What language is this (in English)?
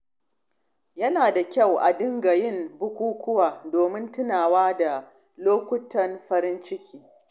Hausa